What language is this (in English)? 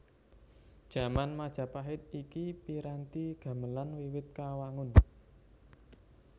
Javanese